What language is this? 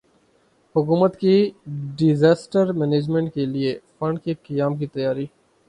Urdu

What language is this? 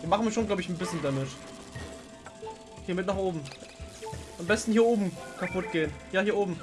German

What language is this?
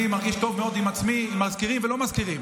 Hebrew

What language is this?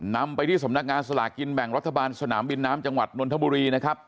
Thai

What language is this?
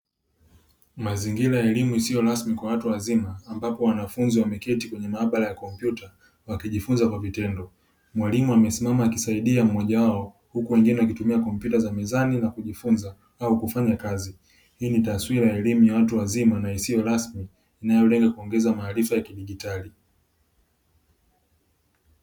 Swahili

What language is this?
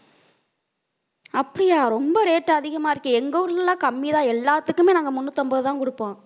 Tamil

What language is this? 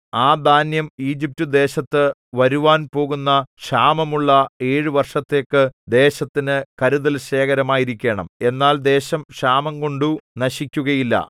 Malayalam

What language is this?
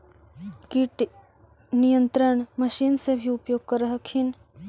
Magahi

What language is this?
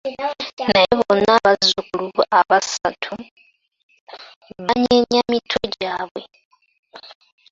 Ganda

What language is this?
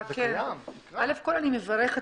Hebrew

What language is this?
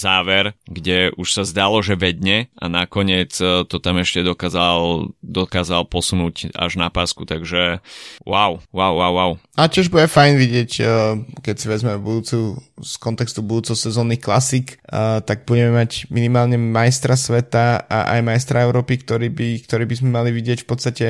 Slovak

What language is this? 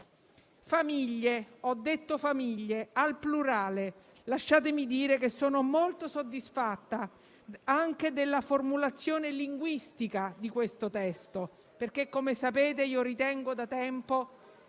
Italian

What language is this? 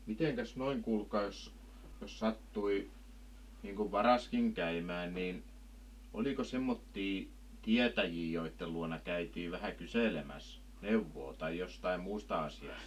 Finnish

